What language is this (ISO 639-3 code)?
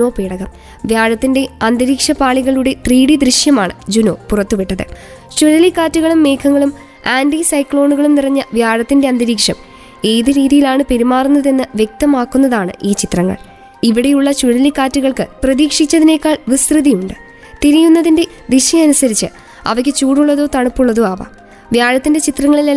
mal